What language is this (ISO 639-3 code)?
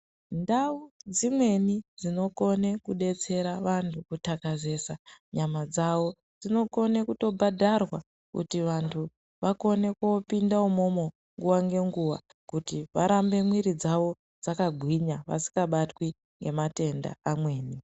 ndc